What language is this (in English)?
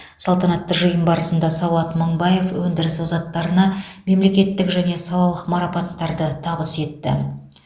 Kazakh